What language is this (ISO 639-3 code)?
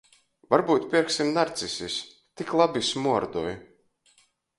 ltg